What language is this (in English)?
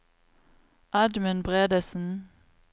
Norwegian